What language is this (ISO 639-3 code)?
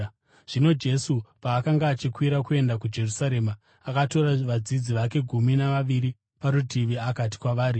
sna